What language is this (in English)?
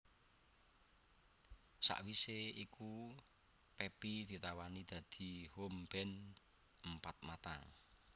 Javanese